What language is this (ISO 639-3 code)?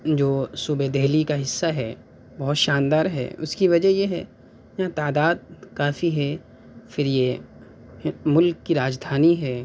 urd